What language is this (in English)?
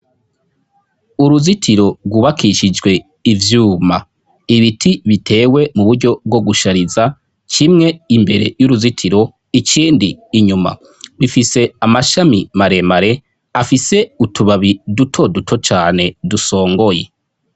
Rundi